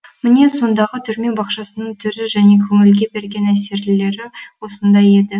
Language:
Kazakh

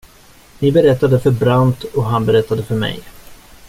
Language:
Swedish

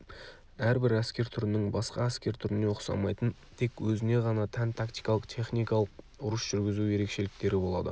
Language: Kazakh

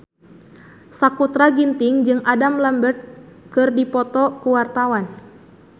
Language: Sundanese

